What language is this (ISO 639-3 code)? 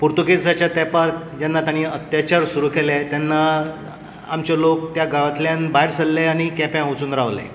kok